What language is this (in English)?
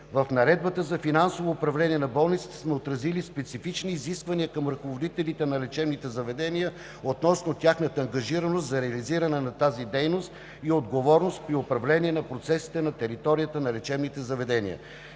Bulgarian